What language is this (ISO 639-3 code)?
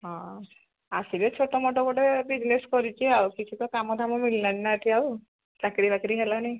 ori